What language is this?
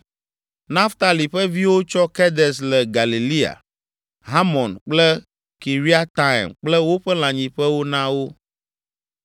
Ewe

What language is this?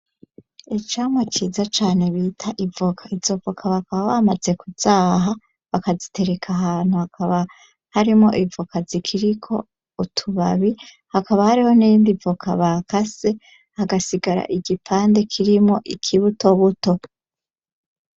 Rundi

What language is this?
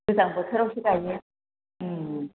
Bodo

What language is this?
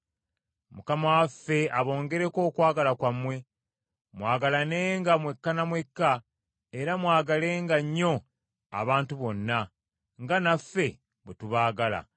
Ganda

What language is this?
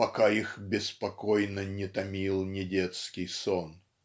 Russian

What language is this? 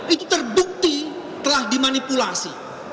Indonesian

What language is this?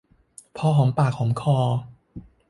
Thai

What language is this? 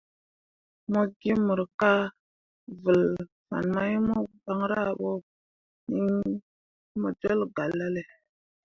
Mundang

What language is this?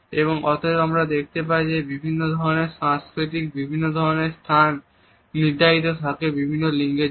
Bangla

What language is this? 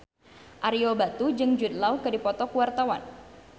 Sundanese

